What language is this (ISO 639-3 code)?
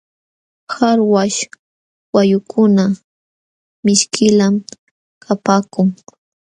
qxw